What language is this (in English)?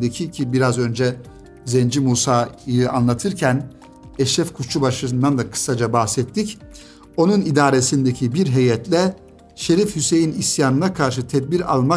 Turkish